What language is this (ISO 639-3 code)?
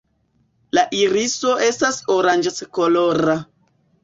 epo